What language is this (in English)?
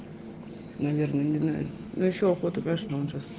Russian